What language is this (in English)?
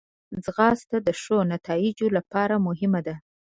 Pashto